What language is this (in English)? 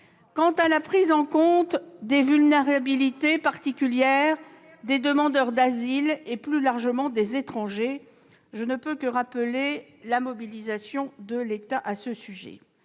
French